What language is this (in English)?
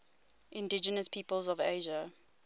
English